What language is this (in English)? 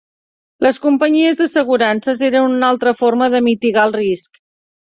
Catalan